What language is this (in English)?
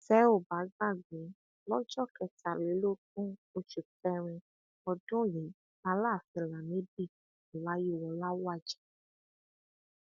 Yoruba